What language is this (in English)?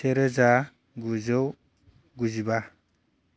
Bodo